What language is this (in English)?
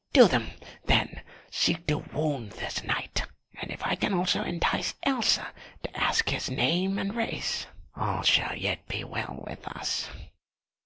English